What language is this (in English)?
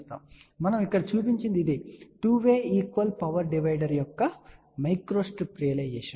Telugu